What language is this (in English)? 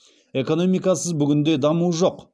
Kazakh